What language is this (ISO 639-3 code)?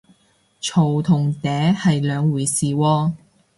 yue